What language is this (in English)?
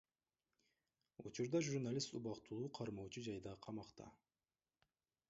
Kyrgyz